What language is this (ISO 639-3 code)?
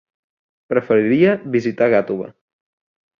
cat